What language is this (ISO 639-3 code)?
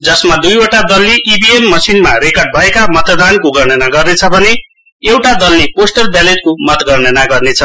nep